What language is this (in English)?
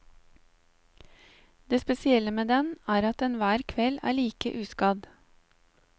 Norwegian